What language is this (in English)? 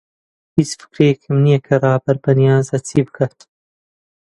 Central Kurdish